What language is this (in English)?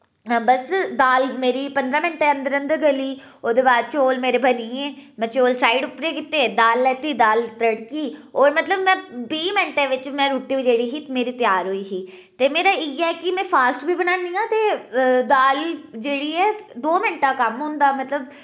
Dogri